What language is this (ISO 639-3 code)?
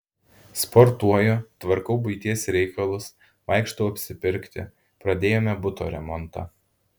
lit